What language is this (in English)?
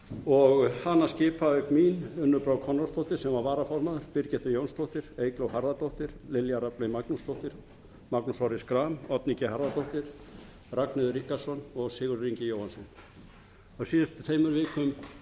Icelandic